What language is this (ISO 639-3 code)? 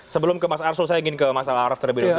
ind